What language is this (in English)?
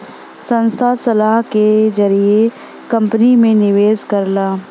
Bhojpuri